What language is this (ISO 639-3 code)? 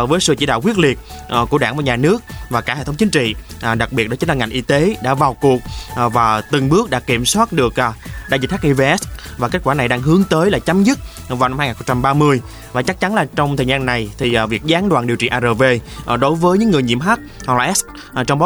vie